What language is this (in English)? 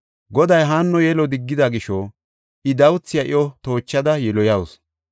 Gofa